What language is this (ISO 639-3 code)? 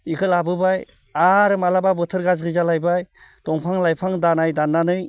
brx